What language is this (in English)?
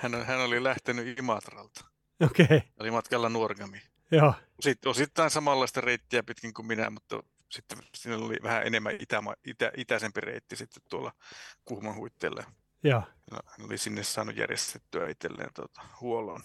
Finnish